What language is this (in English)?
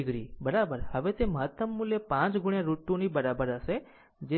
Gujarati